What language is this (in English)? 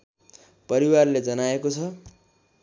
Nepali